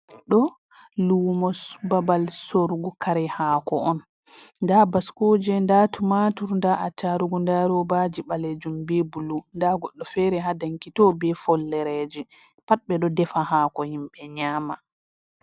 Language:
Fula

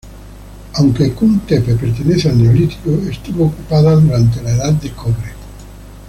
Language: Spanish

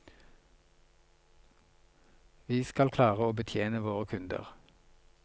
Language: Norwegian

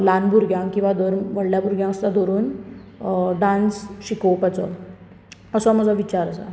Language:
Konkani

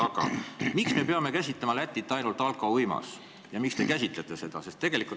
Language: Estonian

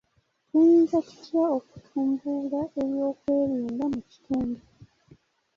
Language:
Ganda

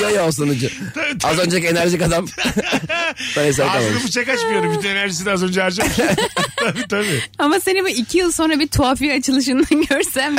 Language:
Turkish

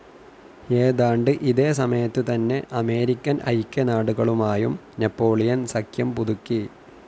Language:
Malayalam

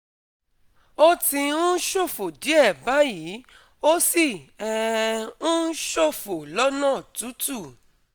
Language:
Yoruba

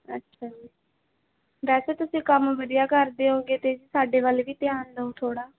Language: Punjabi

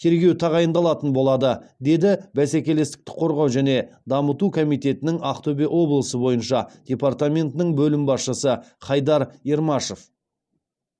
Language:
Kazakh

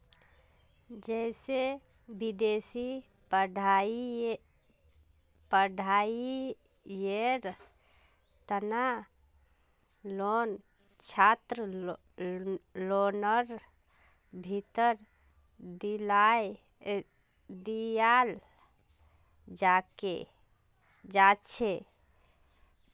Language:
Magahi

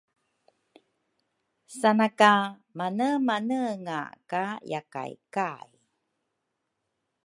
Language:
Rukai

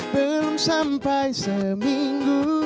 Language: Indonesian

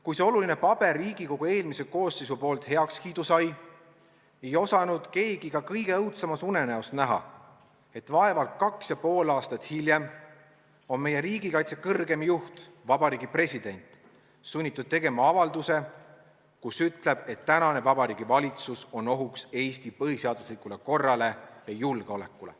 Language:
Estonian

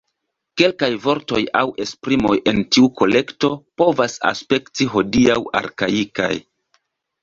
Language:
Esperanto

